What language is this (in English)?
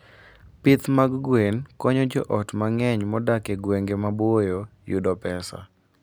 Luo (Kenya and Tanzania)